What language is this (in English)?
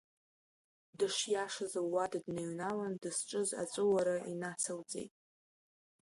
Abkhazian